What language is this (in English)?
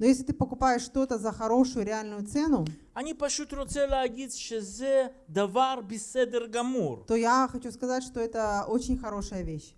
Russian